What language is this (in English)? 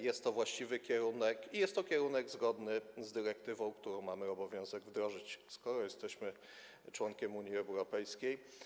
Polish